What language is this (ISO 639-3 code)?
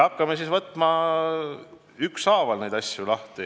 est